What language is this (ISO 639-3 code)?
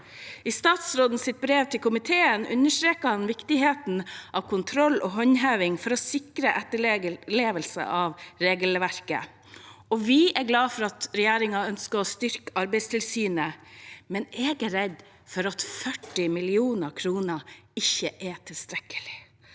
nor